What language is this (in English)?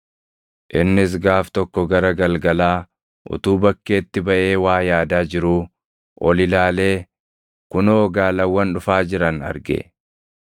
Oromo